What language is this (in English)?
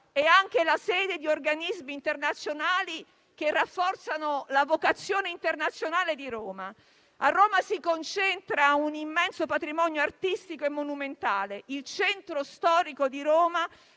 Italian